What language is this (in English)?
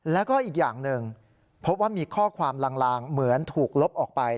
Thai